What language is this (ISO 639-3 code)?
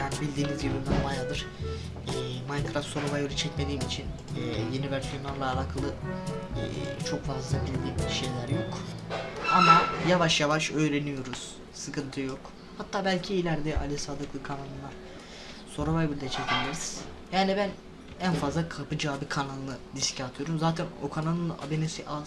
tur